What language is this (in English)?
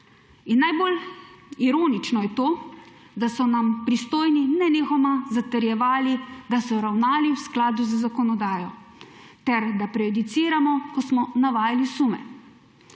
Slovenian